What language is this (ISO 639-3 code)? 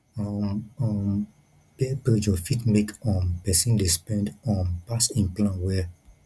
pcm